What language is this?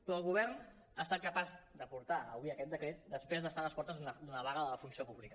Catalan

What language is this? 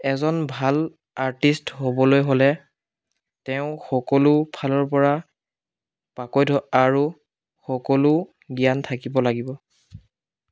Assamese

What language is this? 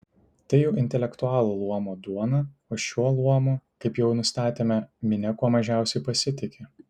Lithuanian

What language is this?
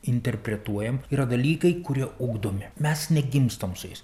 Lithuanian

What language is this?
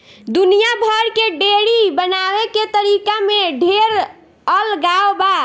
Bhojpuri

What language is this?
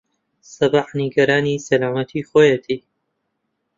Central Kurdish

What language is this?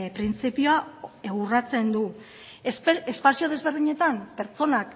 Basque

